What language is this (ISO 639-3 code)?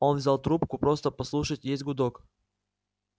rus